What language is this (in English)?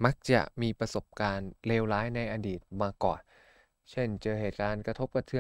Thai